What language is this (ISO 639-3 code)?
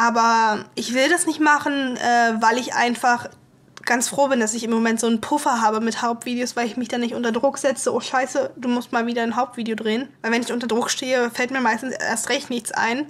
deu